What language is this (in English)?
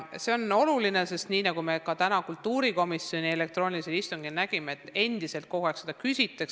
Estonian